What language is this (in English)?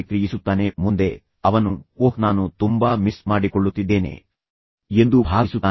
Kannada